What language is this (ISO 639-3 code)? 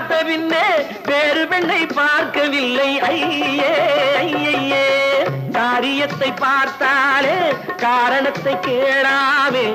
hin